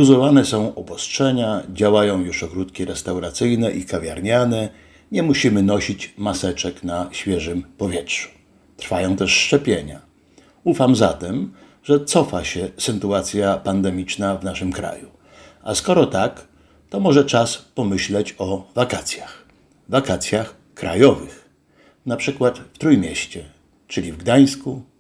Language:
Polish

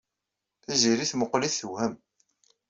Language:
Kabyle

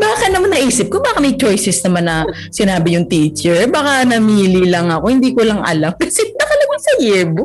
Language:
Filipino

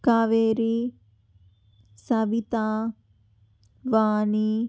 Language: Telugu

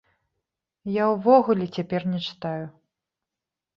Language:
Belarusian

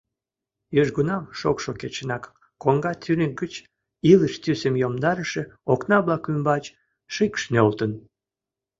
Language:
Mari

